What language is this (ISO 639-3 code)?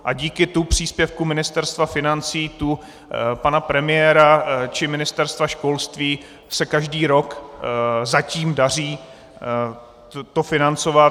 ces